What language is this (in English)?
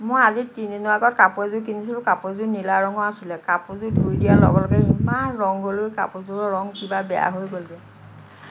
Assamese